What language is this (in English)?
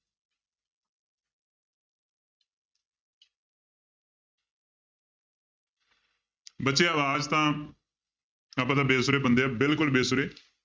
Punjabi